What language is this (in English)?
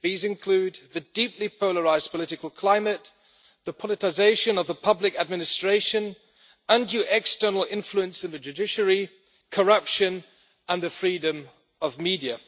English